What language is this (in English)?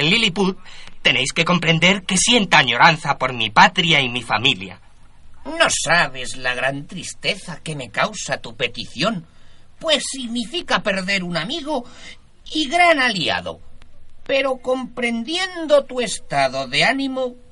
Spanish